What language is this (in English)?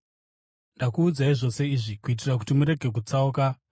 Shona